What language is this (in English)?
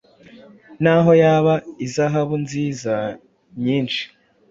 Kinyarwanda